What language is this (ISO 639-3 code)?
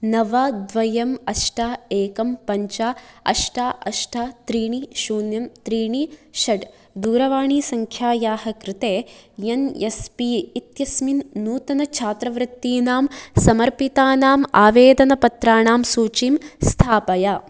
san